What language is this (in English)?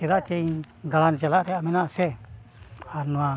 Santali